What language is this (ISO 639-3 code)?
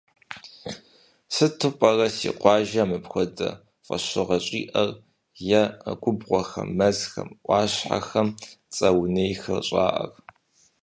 kbd